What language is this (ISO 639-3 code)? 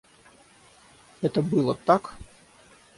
rus